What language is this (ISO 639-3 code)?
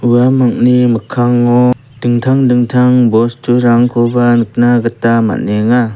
grt